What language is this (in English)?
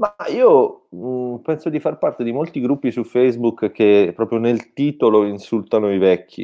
Italian